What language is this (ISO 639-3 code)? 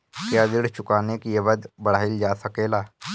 bho